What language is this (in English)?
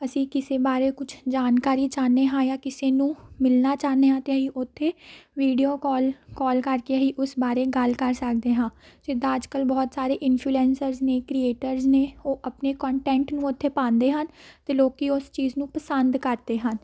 Punjabi